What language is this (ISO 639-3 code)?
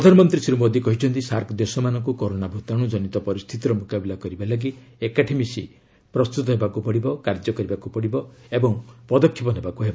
ori